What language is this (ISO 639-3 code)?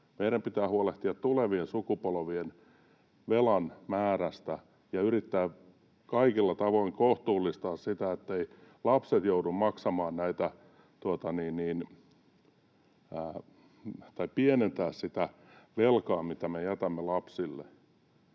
fin